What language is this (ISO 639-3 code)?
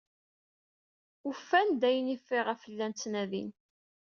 kab